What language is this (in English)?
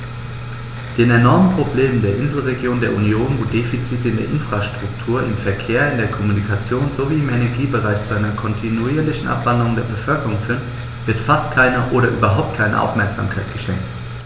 German